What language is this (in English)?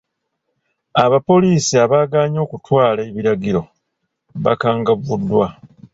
Ganda